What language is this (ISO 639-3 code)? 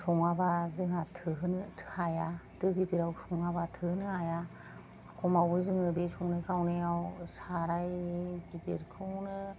brx